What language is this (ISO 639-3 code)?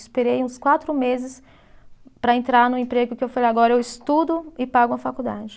por